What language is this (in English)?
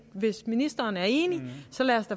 Danish